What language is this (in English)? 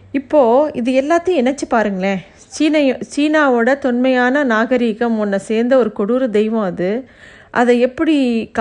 Tamil